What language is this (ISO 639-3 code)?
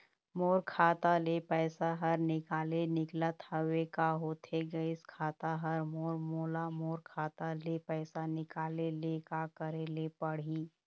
hne